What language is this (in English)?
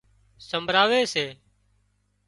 Wadiyara Koli